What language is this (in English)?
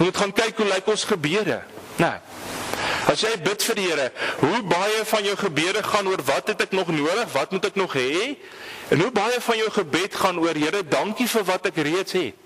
Dutch